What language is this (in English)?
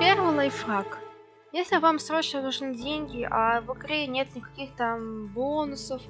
Russian